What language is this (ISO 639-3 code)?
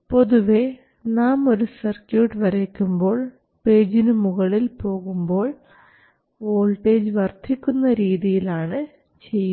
mal